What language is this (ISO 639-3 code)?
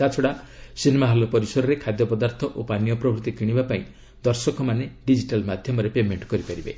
ori